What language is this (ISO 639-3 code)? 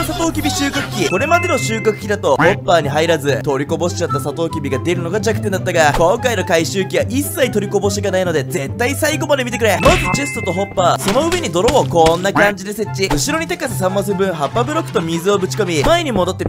jpn